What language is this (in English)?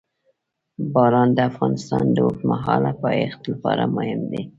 Pashto